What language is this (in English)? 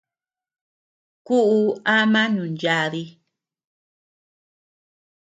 Tepeuxila Cuicatec